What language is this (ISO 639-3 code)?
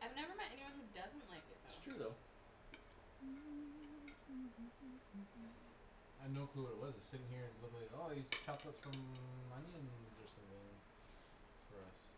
eng